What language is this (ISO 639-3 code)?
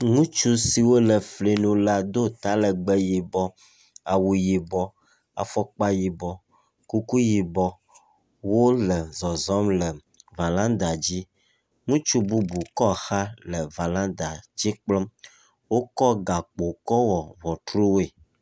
ewe